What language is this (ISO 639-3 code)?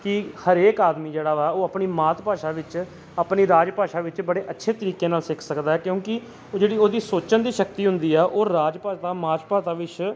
pan